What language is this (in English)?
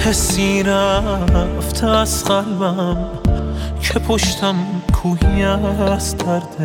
Persian